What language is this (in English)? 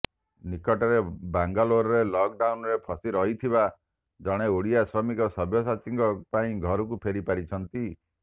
Odia